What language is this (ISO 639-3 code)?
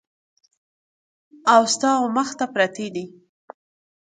pus